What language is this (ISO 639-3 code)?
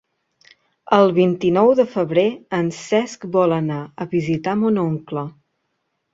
cat